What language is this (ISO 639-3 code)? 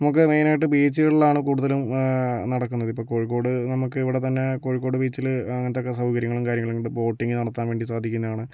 mal